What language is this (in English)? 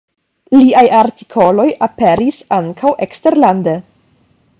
Esperanto